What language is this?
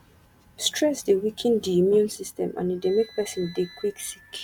Nigerian Pidgin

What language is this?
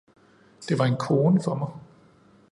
Danish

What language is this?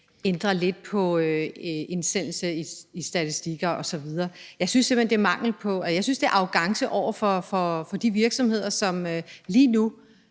Danish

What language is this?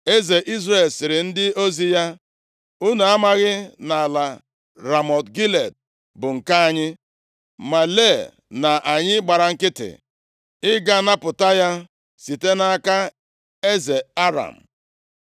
Igbo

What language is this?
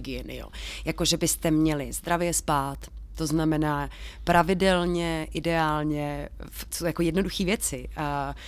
Czech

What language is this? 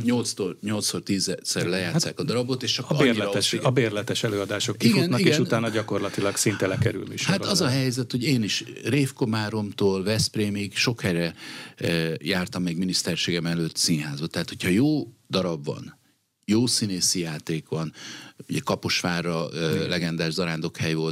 Hungarian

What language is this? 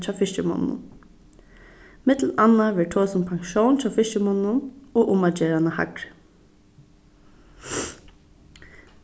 Faroese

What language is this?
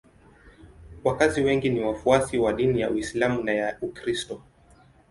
Swahili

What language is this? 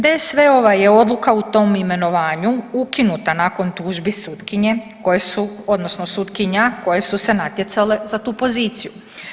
Croatian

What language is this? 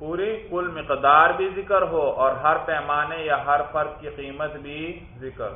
Urdu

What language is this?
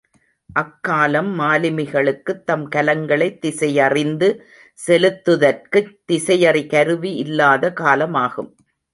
Tamil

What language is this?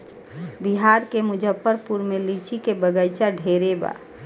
Bhojpuri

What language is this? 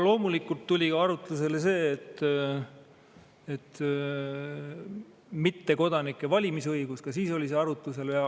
Estonian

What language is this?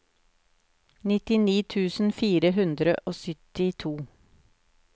Norwegian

